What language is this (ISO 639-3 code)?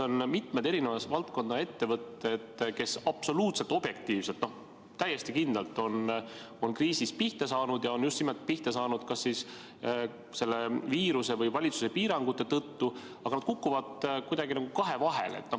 est